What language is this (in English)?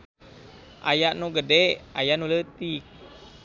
Sundanese